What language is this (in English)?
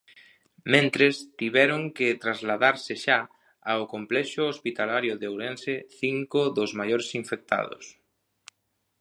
Galician